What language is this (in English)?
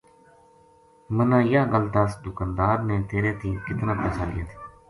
Gujari